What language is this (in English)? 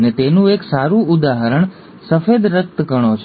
Gujarati